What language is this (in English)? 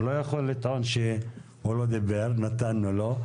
Hebrew